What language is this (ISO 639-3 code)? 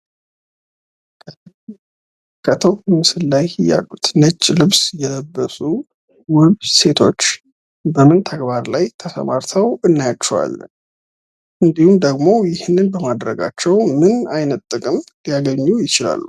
amh